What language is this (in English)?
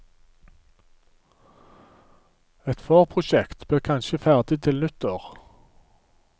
Norwegian